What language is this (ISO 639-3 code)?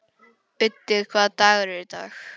isl